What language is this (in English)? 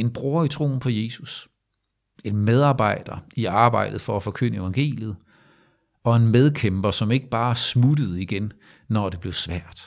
Danish